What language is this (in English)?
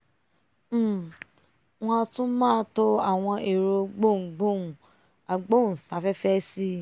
Yoruba